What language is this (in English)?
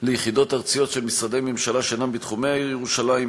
Hebrew